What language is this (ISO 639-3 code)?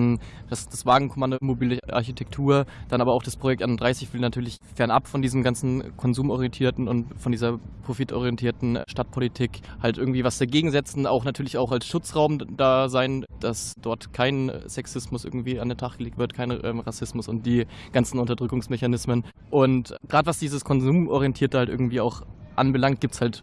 deu